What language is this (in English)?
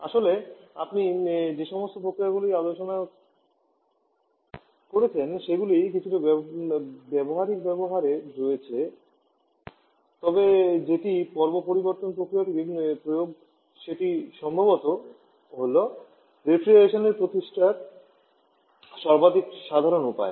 Bangla